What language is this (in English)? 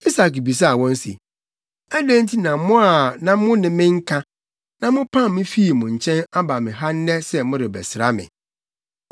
Akan